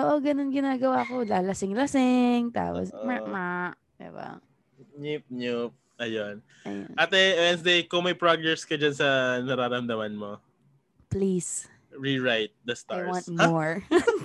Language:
Filipino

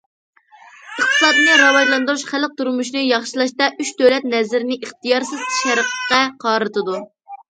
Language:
Uyghur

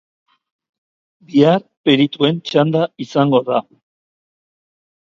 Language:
Basque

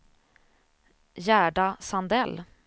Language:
Swedish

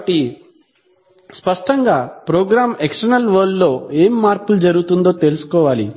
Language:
Telugu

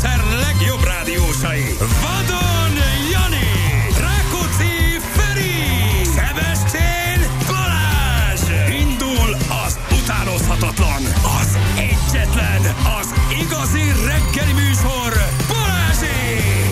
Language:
Hungarian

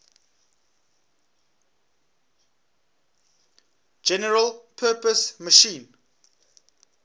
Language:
English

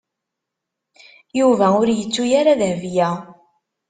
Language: Kabyle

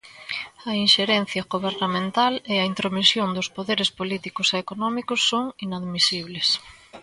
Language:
Galician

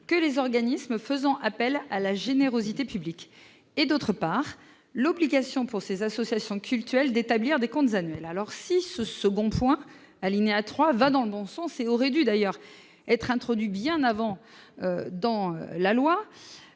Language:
French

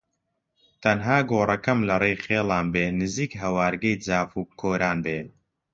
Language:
Central Kurdish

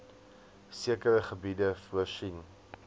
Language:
Afrikaans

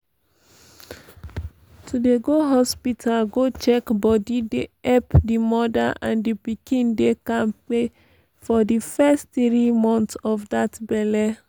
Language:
Nigerian Pidgin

